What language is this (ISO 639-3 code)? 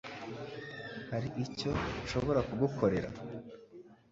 kin